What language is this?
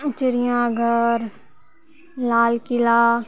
Maithili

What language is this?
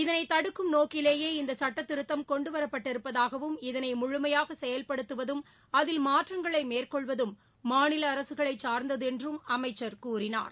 Tamil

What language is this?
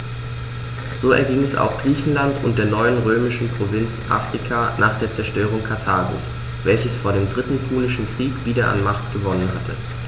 German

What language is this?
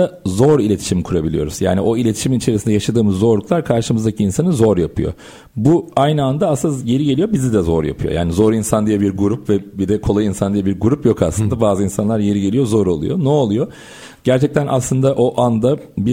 Turkish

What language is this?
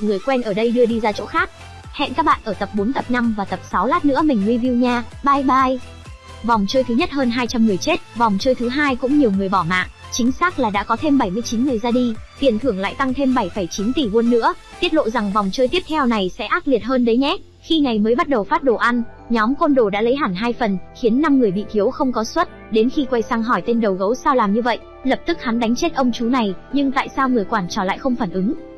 Vietnamese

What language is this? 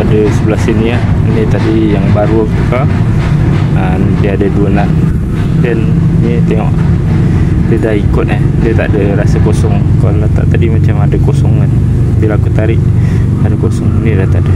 Malay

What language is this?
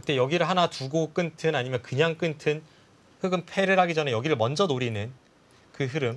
Korean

